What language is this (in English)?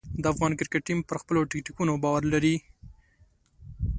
Pashto